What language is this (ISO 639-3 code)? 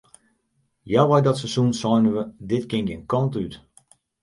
fry